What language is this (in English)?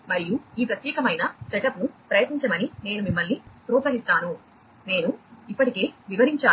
Telugu